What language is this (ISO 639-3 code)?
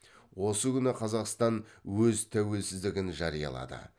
kaz